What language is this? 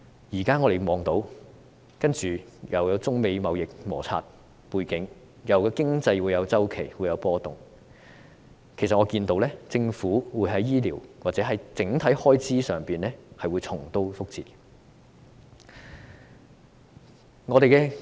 Cantonese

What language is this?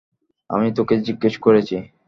Bangla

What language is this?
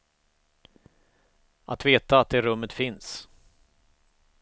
Swedish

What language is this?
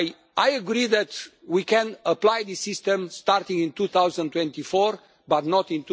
English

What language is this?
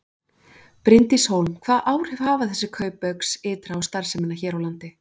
Icelandic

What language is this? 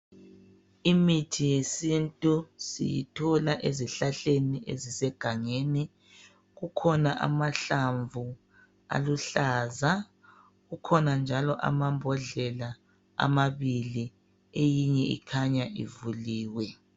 North Ndebele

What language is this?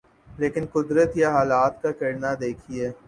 Urdu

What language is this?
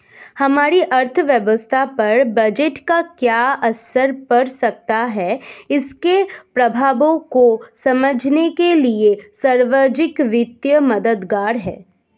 Hindi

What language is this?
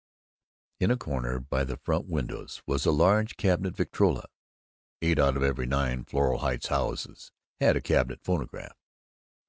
English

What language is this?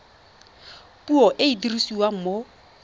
Tswana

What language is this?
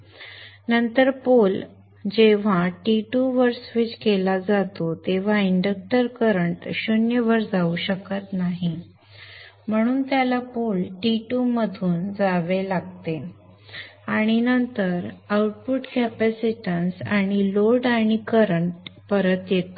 Marathi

